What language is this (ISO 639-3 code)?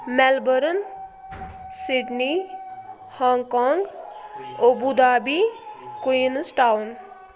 kas